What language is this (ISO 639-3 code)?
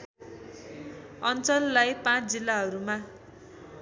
nep